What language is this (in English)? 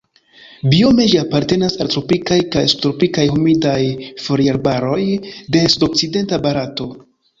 Esperanto